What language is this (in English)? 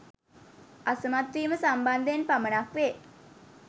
Sinhala